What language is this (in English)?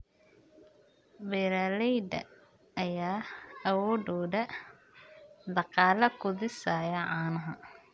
Somali